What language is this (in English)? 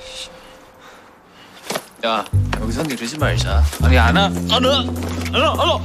Korean